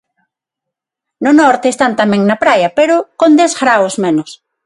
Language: Galician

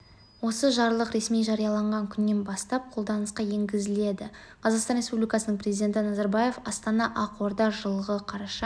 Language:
Kazakh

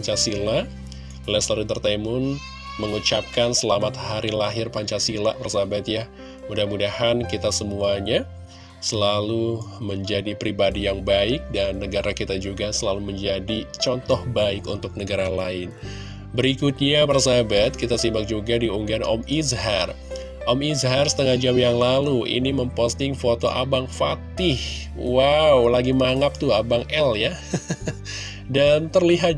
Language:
Indonesian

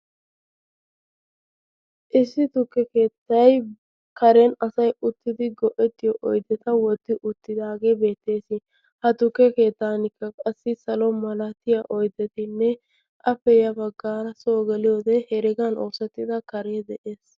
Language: Wolaytta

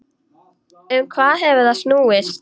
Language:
Icelandic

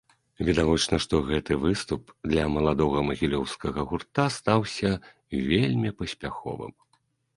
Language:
Belarusian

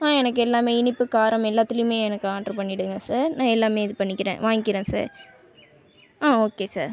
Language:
Tamil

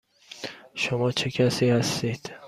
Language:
Persian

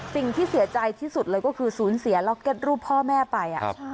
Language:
Thai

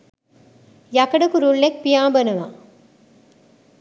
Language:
Sinhala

